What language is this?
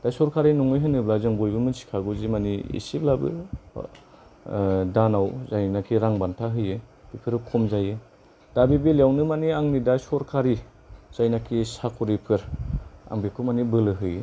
Bodo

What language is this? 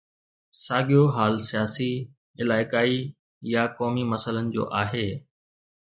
Sindhi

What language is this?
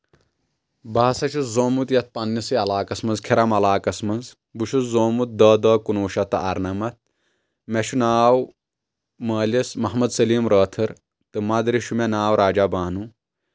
Kashmiri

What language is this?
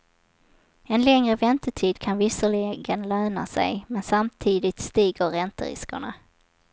Swedish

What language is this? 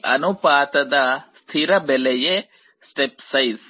Kannada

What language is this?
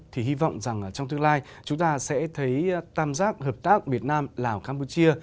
Vietnamese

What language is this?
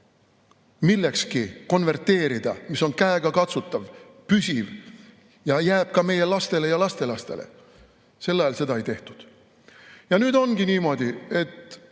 Estonian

